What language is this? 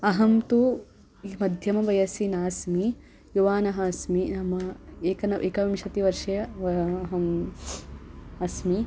Sanskrit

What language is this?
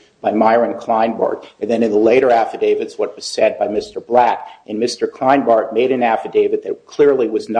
English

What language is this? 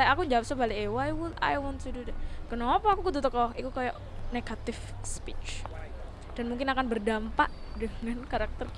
Indonesian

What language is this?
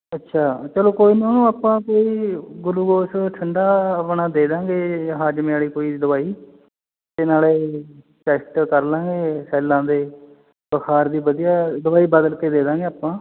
Punjabi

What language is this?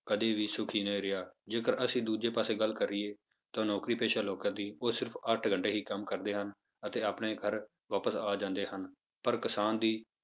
Punjabi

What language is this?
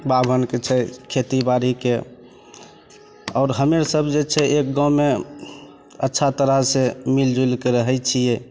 Maithili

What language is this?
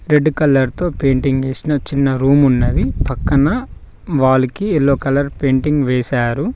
Telugu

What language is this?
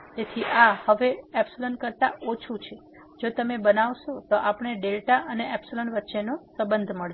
Gujarati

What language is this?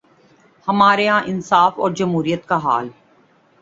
Urdu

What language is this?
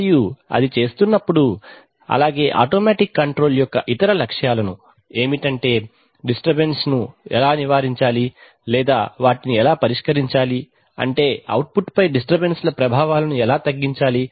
Telugu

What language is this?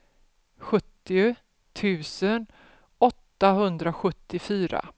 Swedish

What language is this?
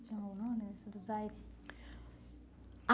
Portuguese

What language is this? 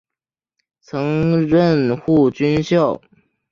Chinese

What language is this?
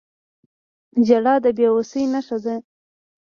Pashto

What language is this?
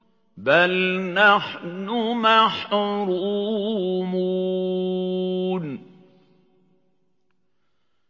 Arabic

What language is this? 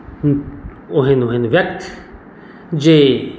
Maithili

